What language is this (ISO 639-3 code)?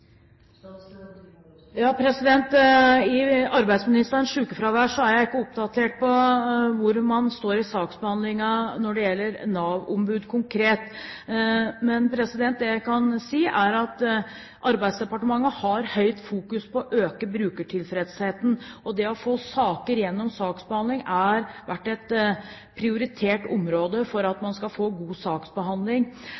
nor